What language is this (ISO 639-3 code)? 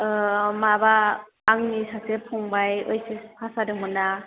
brx